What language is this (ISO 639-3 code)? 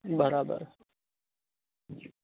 guj